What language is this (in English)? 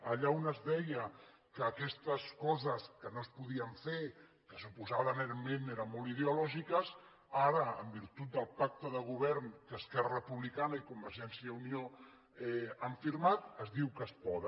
Catalan